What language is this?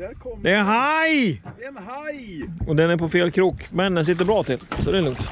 Swedish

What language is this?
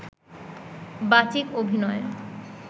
Bangla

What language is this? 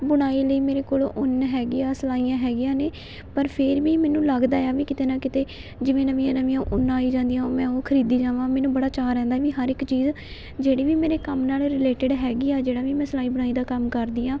Punjabi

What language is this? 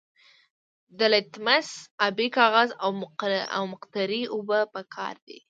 Pashto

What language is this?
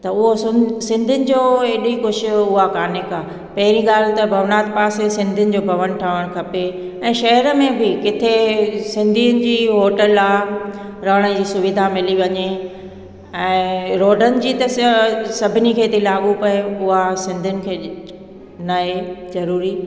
Sindhi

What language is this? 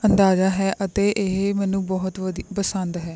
Punjabi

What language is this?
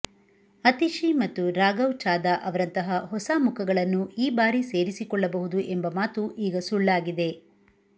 Kannada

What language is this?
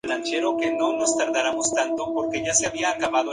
Spanish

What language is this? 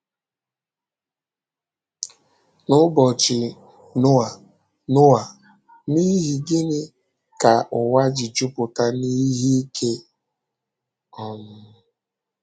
Igbo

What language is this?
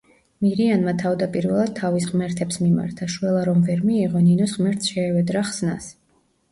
Georgian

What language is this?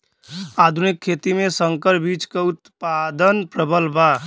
Bhojpuri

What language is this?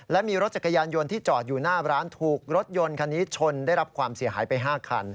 Thai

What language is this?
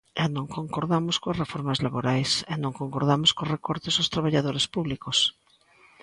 Galician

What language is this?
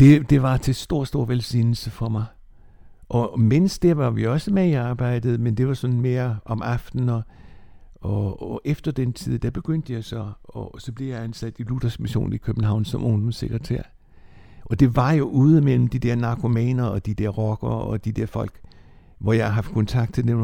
Danish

